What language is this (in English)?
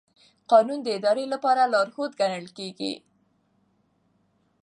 Pashto